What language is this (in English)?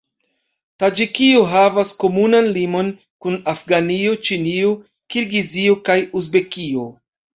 Esperanto